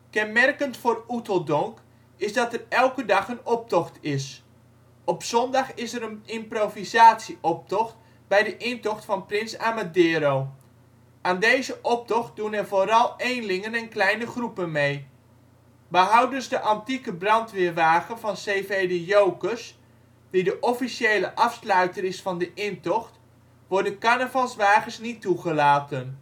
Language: Dutch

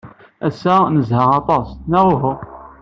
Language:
Kabyle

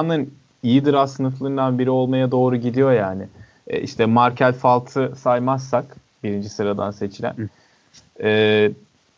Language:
Turkish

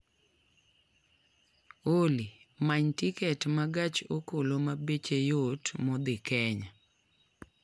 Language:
Luo (Kenya and Tanzania)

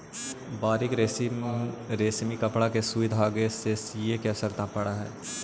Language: Magahi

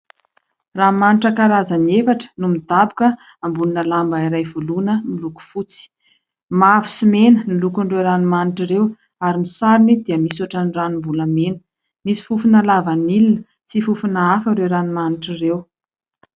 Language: Malagasy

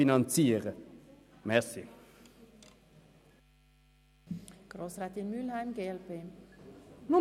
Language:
Swiss German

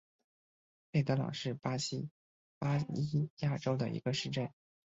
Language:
Chinese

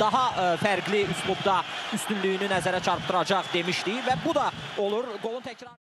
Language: Turkish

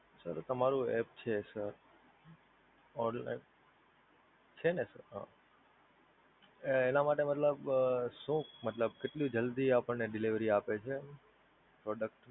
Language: Gujarati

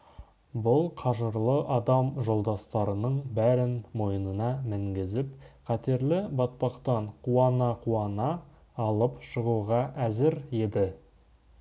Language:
Kazakh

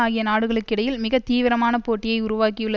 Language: Tamil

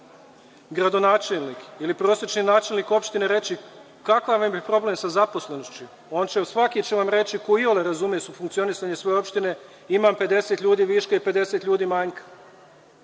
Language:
Serbian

